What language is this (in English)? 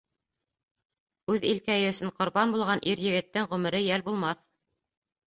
Bashkir